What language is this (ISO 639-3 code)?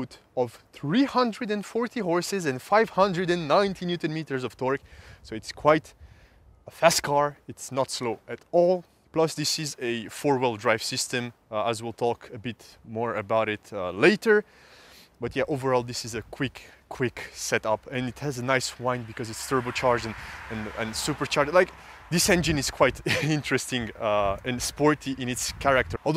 eng